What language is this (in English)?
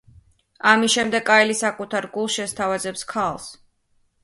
Georgian